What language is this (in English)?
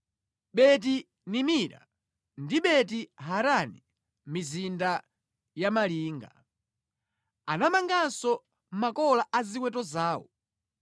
Nyanja